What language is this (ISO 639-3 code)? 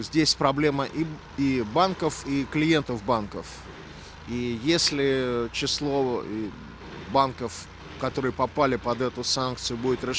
ind